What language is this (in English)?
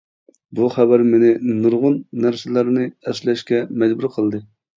Uyghur